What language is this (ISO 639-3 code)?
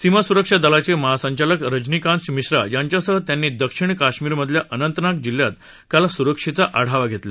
mar